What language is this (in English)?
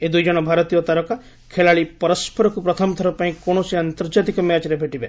Odia